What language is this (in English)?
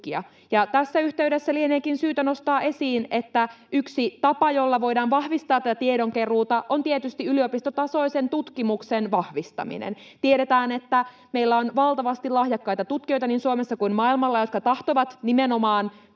Finnish